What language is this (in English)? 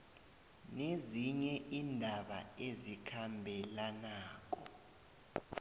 South Ndebele